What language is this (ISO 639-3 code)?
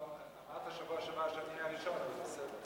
heb